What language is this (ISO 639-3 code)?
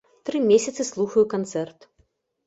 bel